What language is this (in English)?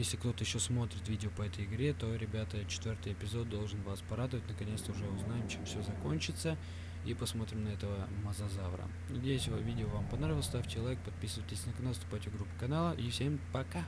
Russian